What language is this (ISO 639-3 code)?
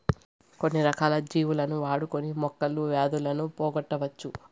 tel